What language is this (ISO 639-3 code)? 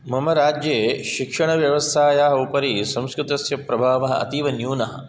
san